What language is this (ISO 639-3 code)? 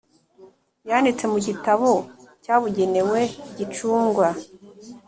kin